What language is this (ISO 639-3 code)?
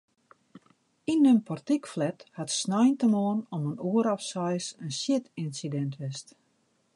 fry